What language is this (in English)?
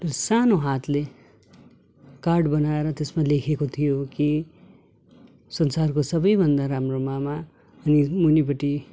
Nepali